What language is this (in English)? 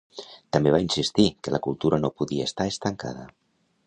Catalan